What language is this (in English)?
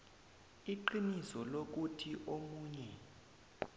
South Ndebele